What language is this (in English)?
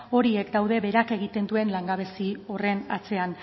Basque